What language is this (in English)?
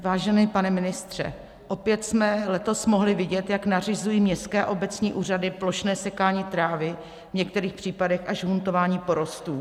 Czech